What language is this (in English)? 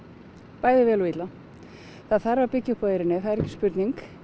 Icelandic